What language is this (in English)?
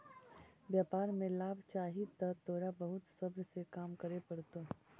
Magahi